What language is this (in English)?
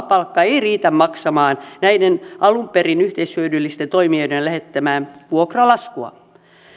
Finnish